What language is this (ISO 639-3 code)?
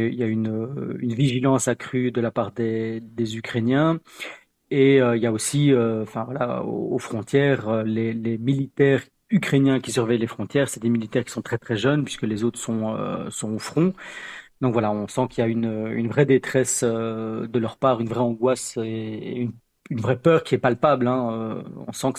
fra